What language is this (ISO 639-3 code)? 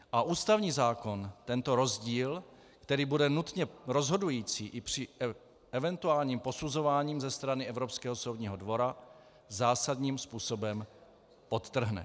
ces